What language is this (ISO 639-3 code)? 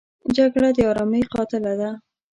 pus